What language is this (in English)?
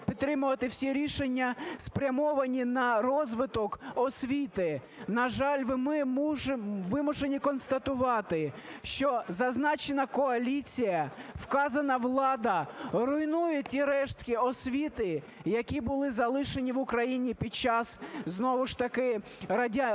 Ukrainian